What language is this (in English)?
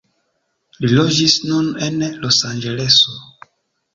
Esperanto